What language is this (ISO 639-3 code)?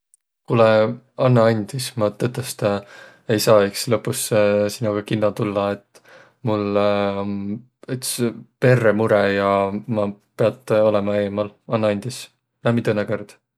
vro